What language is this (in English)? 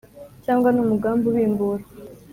Kinyarwanda